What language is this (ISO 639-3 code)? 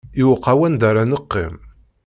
kab